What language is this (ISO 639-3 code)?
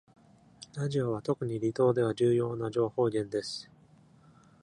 jpn